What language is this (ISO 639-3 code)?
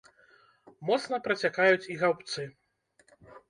bel